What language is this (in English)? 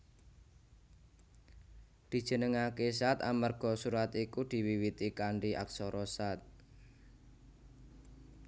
Javanese